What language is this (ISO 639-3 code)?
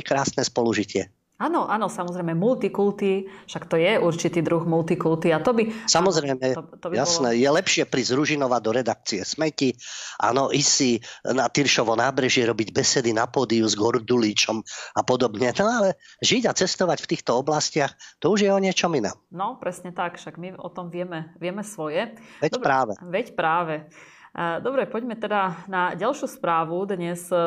slk